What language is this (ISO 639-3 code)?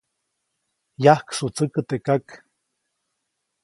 zoc